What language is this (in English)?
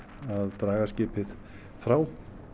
Icelandic